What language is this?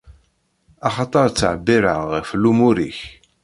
Kabyle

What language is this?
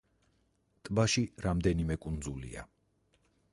Georgian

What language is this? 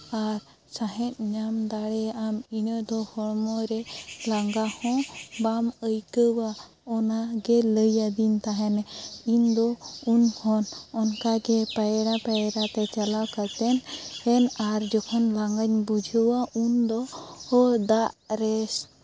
Santali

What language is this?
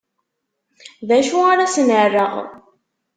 Kabyle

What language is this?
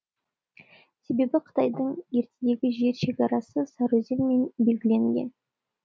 Kazakh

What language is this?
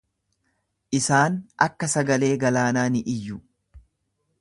Oromo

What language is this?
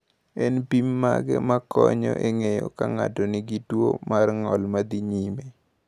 Luo (Kenya and Tanzania)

